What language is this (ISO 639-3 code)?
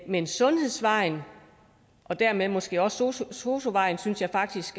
dan